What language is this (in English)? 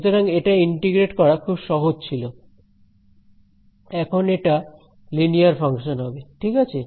Bangla